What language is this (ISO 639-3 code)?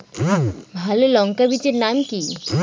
ben